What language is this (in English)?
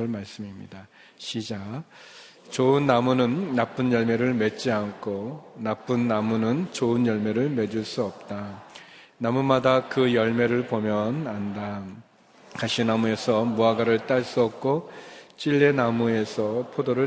Korean